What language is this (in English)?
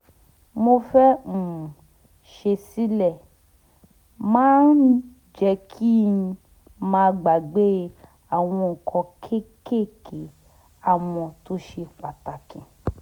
Yoruba